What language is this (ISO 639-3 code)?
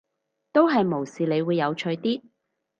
yue